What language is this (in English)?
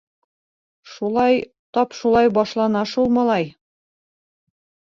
Bashkir